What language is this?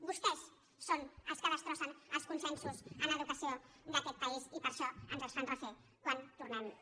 Catalan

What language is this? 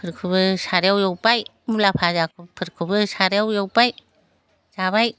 Bodo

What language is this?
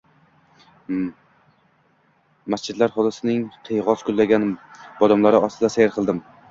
Uzbek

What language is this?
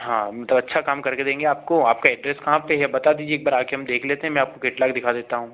Hindi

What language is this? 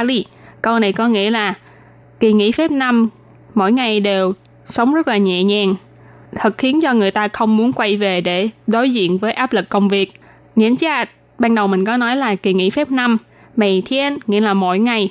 Vietnamese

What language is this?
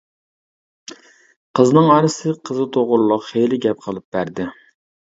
Uyghur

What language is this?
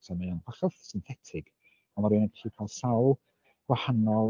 Welsh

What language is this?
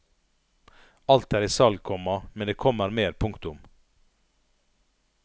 Norwegian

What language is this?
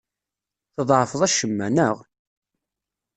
Kabyle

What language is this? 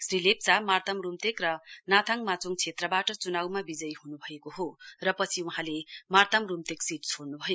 Nepali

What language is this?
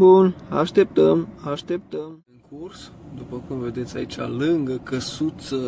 Romanian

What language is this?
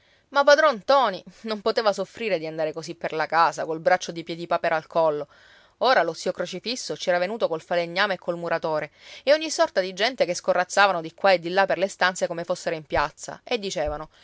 Italian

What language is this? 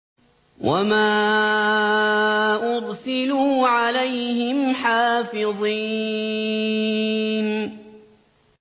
Arabic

